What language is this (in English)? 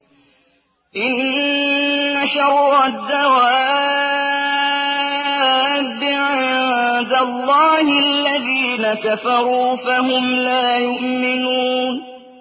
Arabic